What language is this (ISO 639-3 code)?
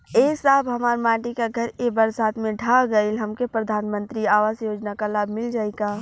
bho